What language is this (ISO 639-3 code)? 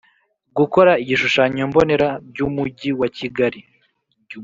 kin